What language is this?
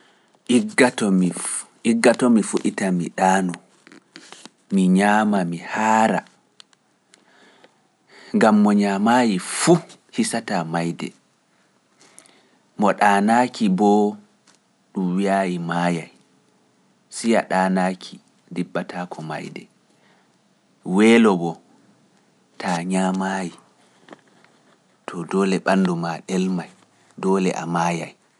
Pular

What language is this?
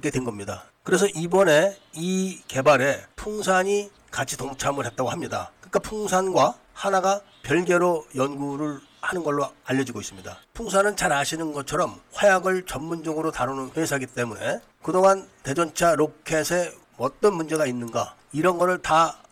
Korean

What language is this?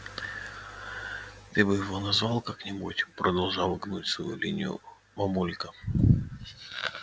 Russian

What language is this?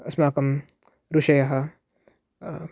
Sanskrit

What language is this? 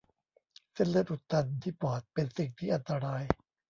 Thai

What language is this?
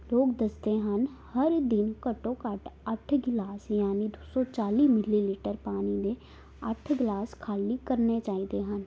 Punjabi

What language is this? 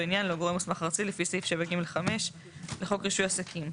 Hebrew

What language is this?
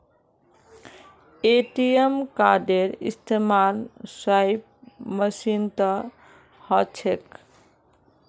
Magahi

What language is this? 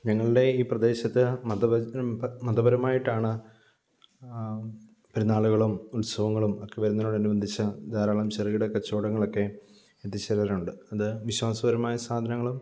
Malayalam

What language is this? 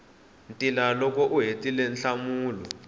Tsonga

